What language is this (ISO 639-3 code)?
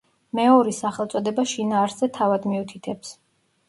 kat